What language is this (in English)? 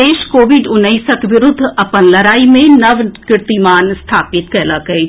Maithili